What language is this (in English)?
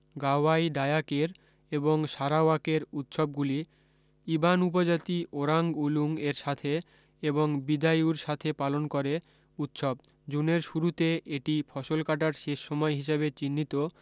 Bangla